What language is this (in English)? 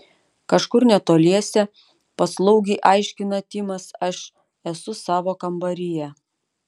Lithuanian